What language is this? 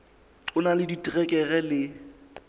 Southern Sotho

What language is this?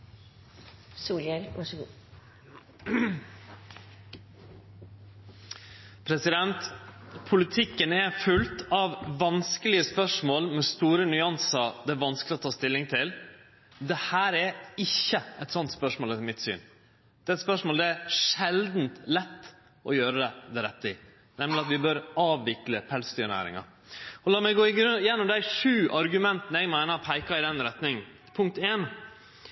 Norwegian Nynorsk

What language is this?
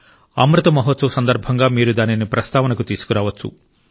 Telugu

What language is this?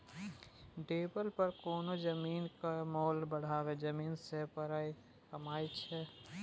Maithili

